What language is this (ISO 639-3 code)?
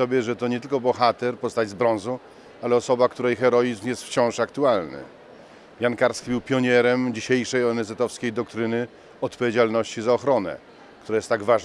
pol